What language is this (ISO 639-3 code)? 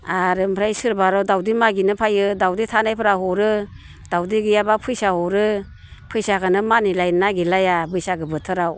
brx